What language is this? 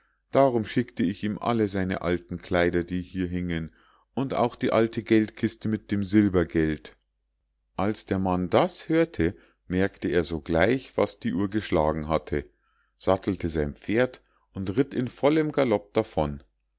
German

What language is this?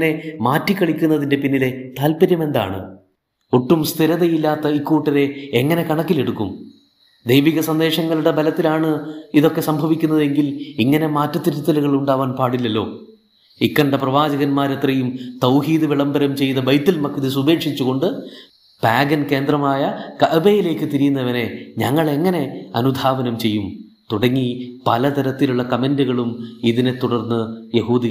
Malayalam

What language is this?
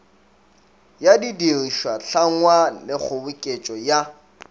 Northern Sotho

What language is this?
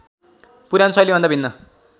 Nepali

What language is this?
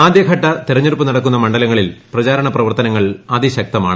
Malayalam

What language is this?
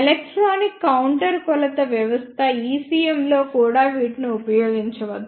Telugu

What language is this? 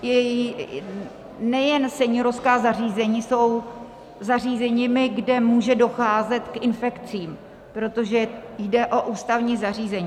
Czech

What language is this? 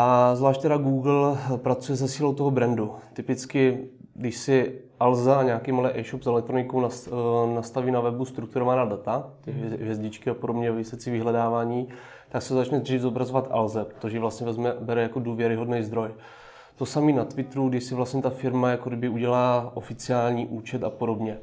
Czech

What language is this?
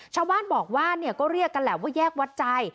Thai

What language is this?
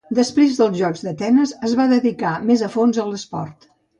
Catalan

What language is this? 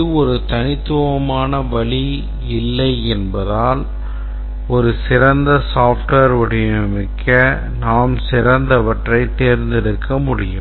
Tamil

